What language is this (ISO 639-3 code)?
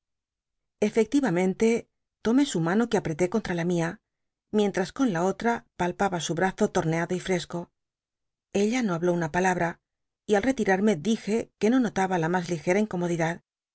spa